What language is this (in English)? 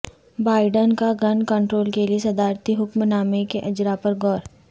Urdu